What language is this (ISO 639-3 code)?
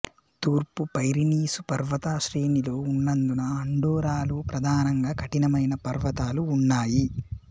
tel